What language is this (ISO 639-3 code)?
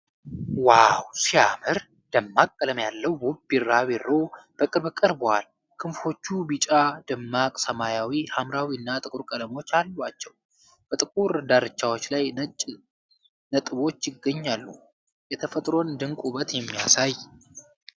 amh